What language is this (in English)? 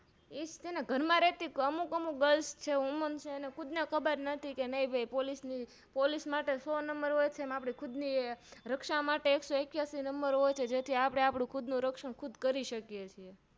Gujarati